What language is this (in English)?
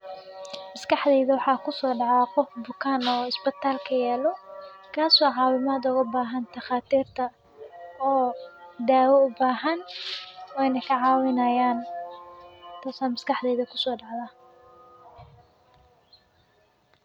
Somali